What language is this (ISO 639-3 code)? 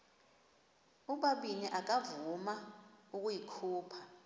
xho